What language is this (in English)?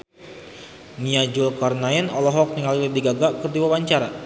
Sundanese